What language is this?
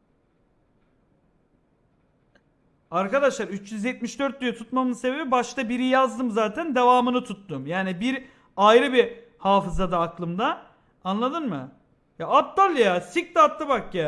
Turkish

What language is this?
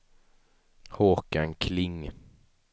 Swedish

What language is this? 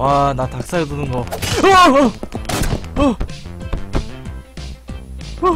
Korean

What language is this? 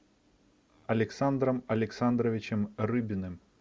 Russian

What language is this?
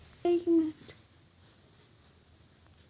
Magahi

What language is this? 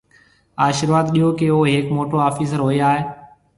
Marwari (Pakistan)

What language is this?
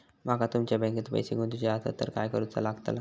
Marathi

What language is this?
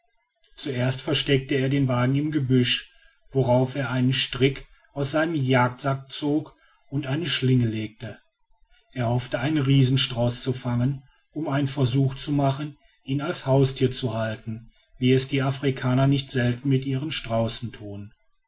German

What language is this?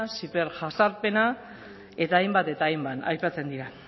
Basque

